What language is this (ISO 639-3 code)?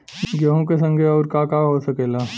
bho